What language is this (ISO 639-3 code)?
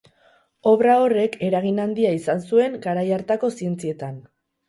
eus